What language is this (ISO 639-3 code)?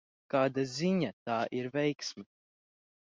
lav